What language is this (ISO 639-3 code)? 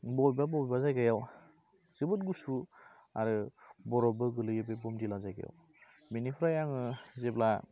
brx